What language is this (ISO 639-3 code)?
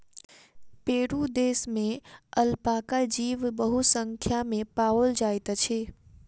mai